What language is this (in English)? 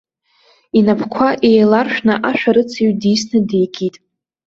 Abkhazian